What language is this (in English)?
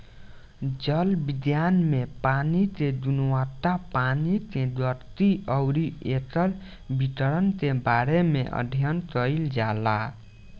Bhojpuri